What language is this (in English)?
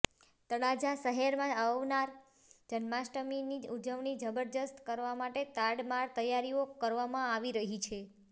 Gujarati